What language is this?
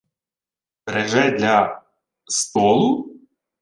Ukrainian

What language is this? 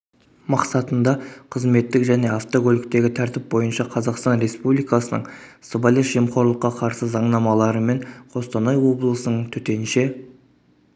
Kazakh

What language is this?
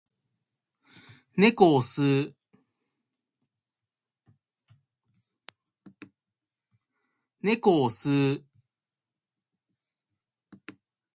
Japanese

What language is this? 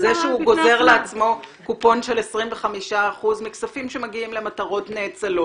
Hebrew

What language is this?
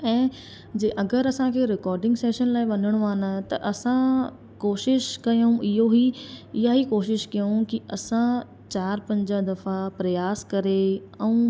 Sindhi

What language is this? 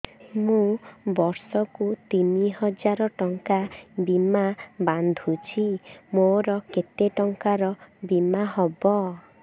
Odia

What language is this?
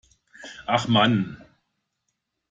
German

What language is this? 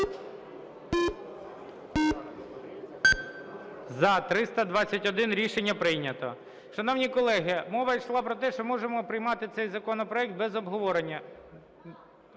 Ukrainian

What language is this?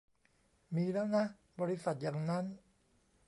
Thai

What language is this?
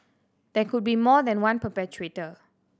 English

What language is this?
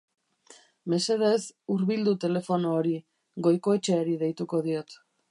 Basque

